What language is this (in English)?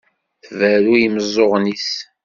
Kabyle